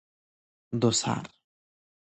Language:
Persian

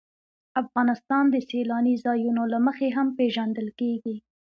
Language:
Pashto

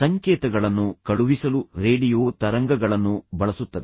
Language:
Kannada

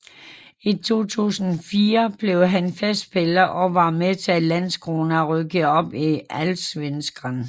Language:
Danish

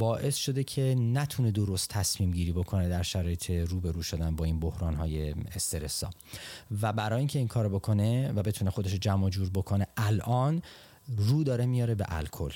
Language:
Persian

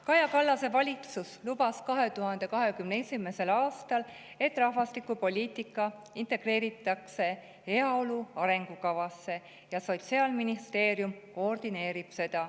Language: Estonian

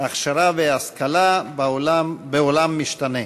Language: Hebrew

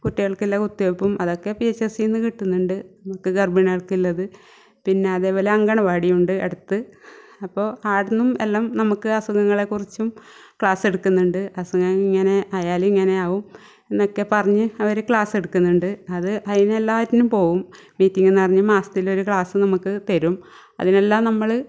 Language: Malayalam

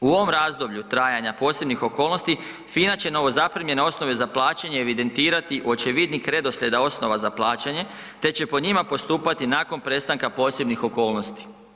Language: Croatian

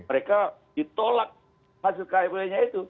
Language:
Indonesian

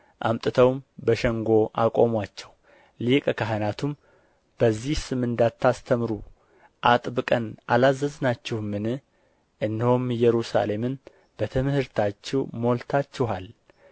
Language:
Amharic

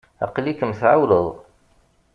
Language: Kabyle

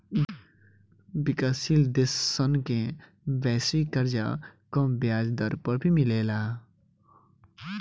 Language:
Bhojpuri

